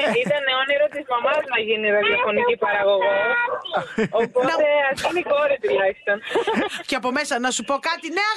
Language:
Greek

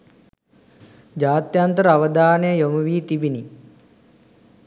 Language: Sinhala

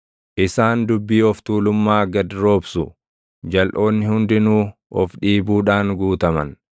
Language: Oromo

